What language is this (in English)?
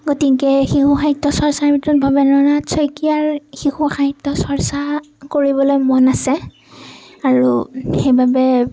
Assamese